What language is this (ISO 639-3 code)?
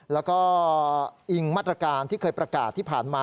tha